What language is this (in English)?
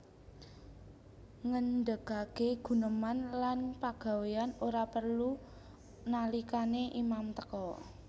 Javanese